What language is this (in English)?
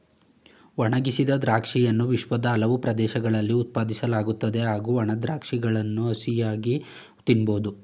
Kannada